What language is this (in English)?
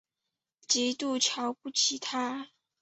Chinese